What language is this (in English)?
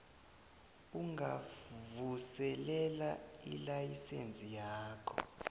South Ndebele